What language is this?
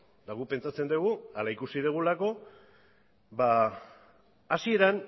Basque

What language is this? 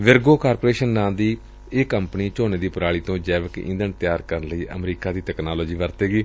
Punjabi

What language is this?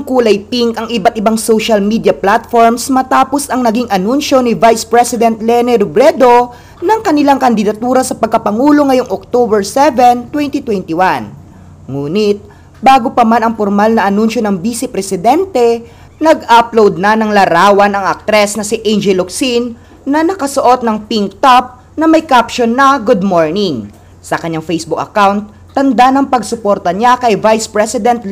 Filipino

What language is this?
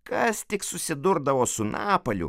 Lithuanian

